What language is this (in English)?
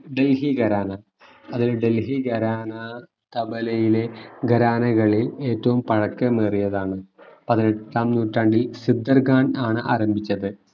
Malayalam